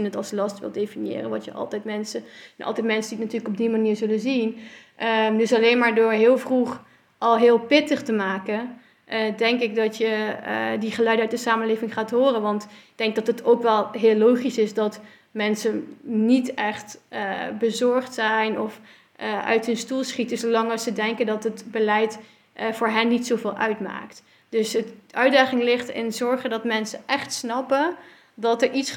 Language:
Dutch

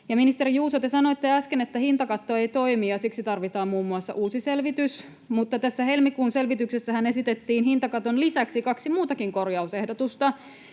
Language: Finnish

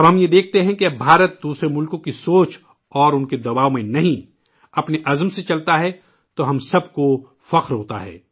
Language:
Urdu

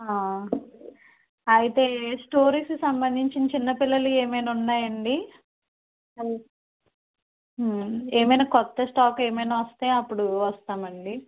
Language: Telugu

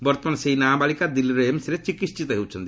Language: Odia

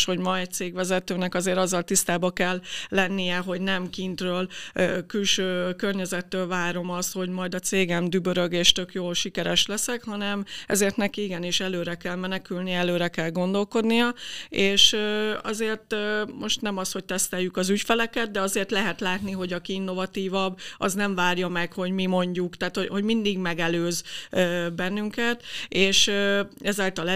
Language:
Hungarian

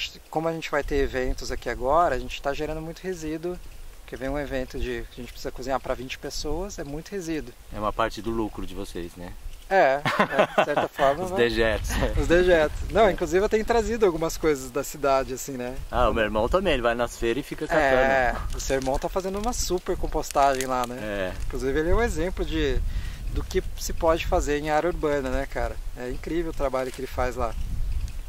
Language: Portuguese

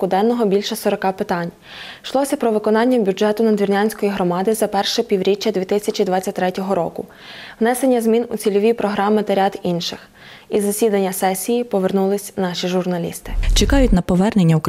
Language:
Ukrainian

